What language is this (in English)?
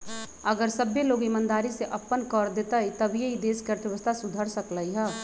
Magahi